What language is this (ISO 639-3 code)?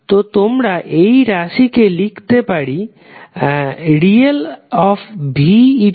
ben